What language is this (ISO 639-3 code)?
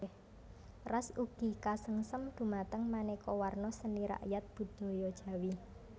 jav